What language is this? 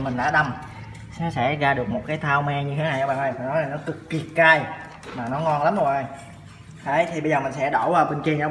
Vietnamese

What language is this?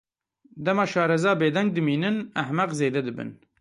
Kurdish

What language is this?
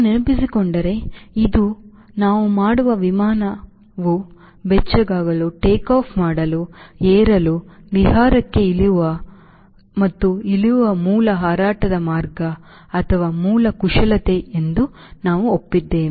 Kannada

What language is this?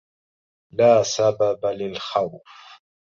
Arabic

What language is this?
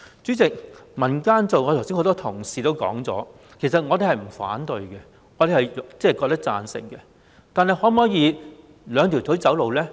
Cantonese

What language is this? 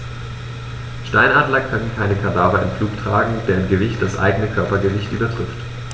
German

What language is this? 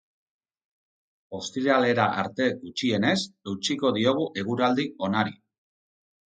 Basque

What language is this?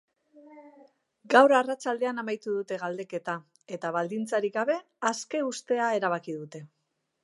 Basque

